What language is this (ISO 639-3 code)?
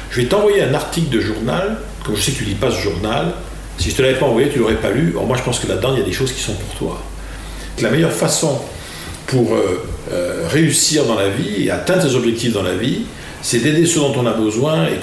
fra